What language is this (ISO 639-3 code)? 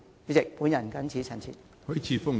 yue